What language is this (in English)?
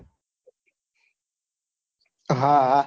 Gujarati